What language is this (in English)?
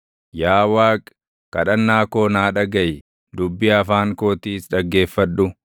Oromo